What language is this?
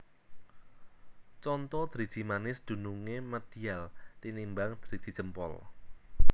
Javanese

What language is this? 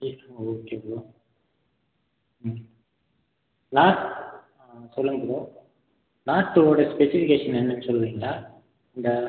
Tamil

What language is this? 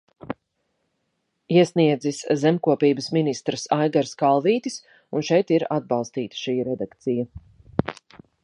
Latvian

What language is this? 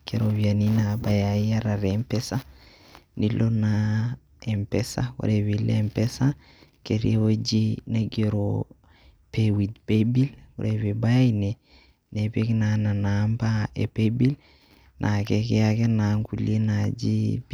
Masai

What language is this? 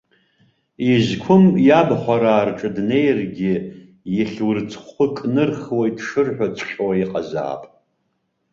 Abkhazian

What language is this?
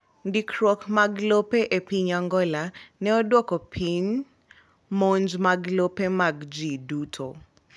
Luo (Kenya and Tanzania)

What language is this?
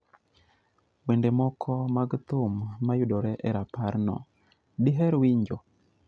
Luo (Kenya and Tanzania)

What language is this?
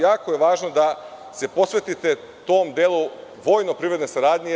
Serbian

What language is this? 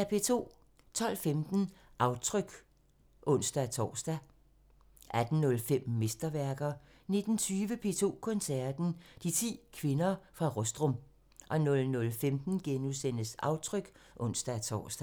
Danish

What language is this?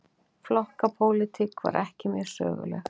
Icelandic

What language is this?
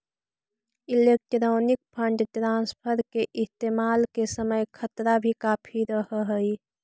Magahi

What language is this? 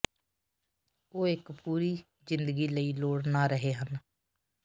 Punjabi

